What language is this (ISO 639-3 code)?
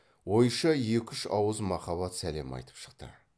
kaz